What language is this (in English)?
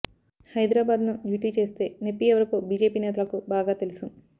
Telugu